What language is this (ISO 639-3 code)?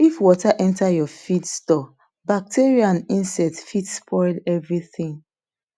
pcm